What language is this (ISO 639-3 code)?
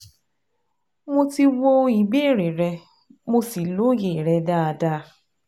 yor